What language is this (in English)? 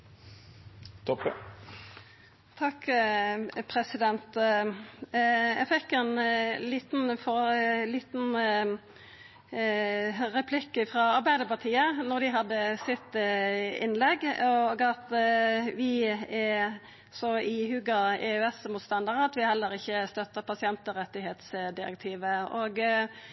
Norwegian Nynorsk